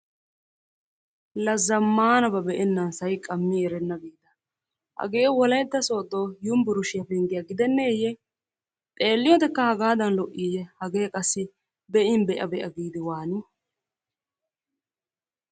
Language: Wolaytta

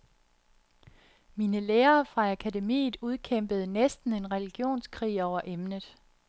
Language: Danish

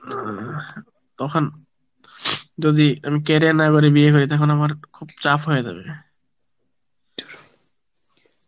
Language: Bangla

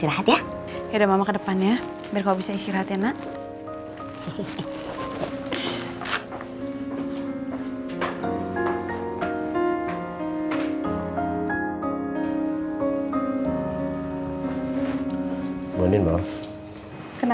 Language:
Indonesian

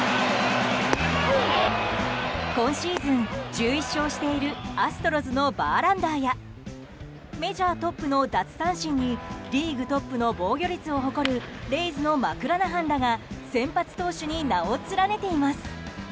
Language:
Japanese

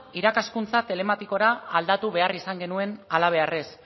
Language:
Basque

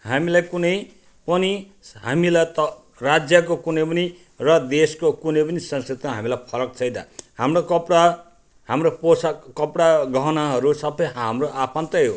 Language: Nepali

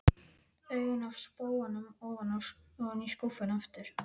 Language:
Icelandic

